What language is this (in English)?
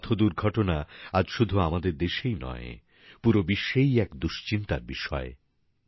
Bangla